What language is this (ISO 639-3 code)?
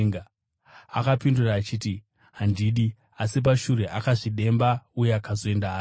sna